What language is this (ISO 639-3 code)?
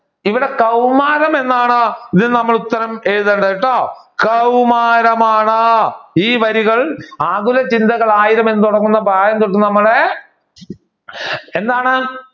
mal